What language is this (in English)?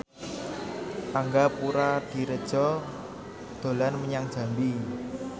Javanese